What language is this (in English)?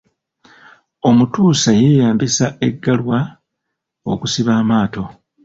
Ganda